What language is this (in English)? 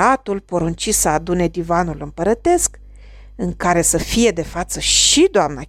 Romanian